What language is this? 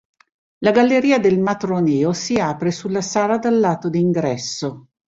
Italian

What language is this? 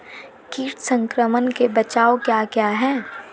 Hindi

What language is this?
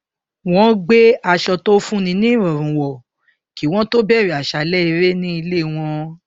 Yoruba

